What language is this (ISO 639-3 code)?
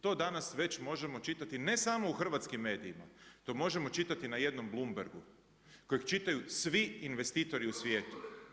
hrv